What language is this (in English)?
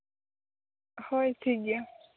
Santali